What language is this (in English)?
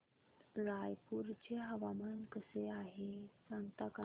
Marathi